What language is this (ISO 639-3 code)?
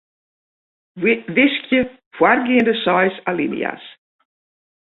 fry